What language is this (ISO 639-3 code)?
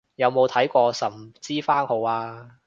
yue